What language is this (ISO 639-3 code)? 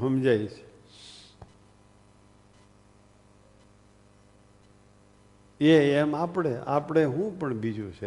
guj